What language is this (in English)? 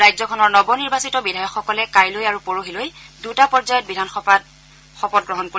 Assamese